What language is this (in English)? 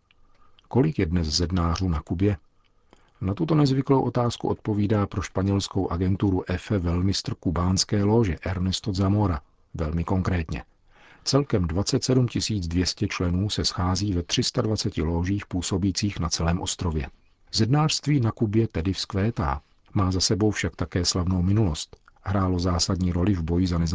Czech